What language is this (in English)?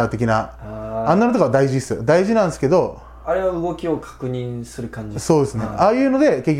Japanese